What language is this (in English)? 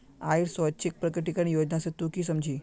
Magahi